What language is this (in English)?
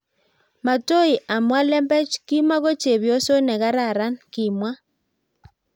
Kalenjin